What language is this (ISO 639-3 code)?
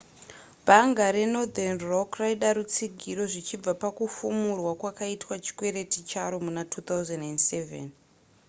sna